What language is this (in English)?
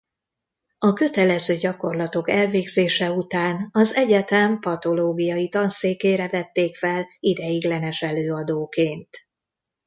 Hungarian